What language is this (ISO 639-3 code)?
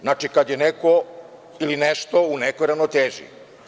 srp